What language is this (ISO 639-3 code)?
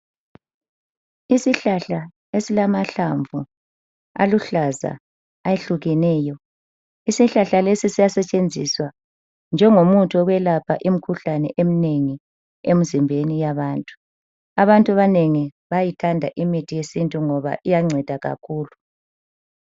nde